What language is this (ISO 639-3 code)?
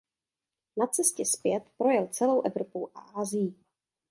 ces